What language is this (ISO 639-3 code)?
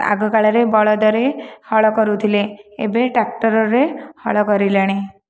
ori